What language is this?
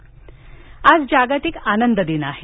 Marathi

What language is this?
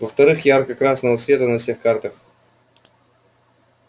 Russian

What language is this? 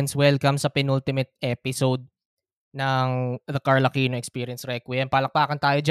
Filipino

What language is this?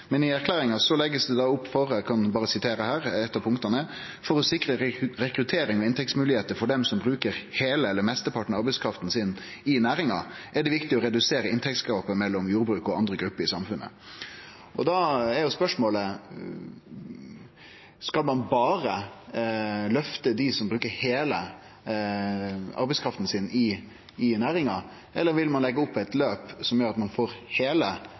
Norwegian Nynorsk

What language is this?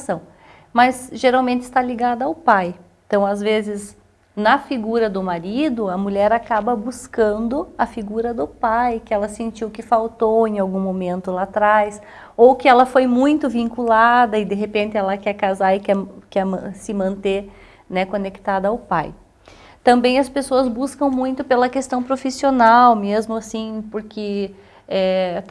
Portuguese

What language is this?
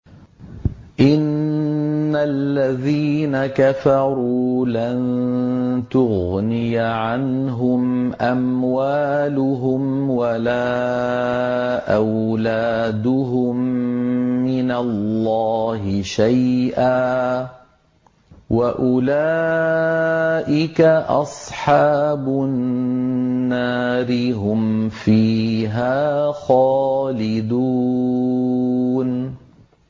Arabic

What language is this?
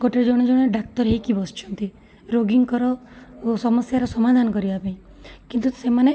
Odia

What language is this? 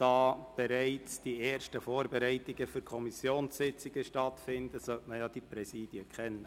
Swiss German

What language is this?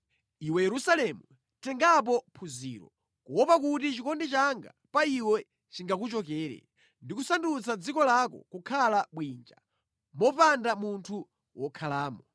Nyanja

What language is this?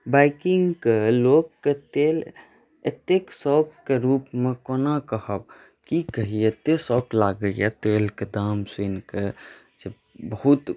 Maithili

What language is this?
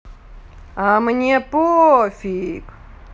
Russian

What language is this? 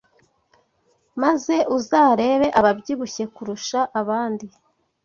Kinyarwanda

